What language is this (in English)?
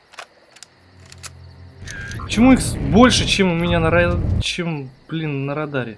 Russian